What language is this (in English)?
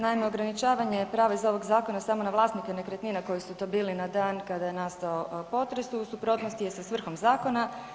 Croatian